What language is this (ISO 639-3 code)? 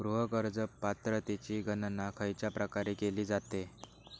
mar